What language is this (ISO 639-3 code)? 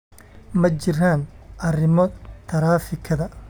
som